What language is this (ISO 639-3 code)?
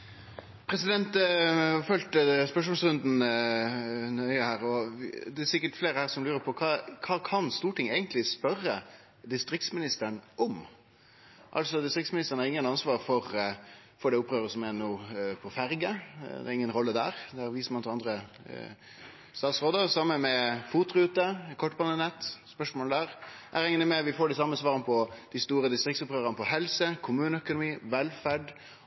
nno